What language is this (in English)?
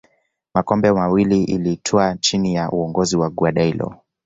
Swahili